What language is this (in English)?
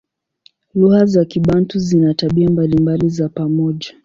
Swahili